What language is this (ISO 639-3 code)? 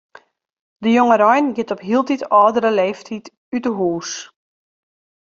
fry